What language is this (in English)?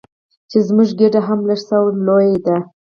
Pashto